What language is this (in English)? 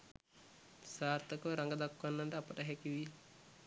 Sinhala